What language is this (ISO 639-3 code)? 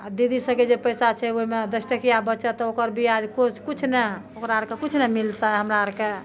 mai